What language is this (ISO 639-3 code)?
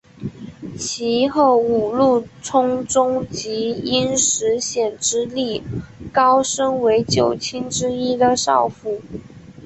zho